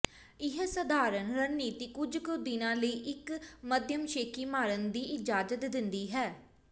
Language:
Punjabi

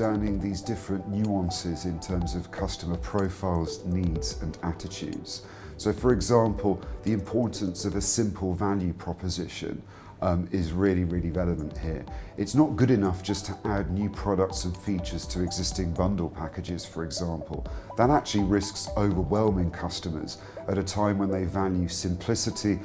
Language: English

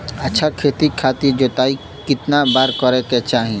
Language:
Bhojpuri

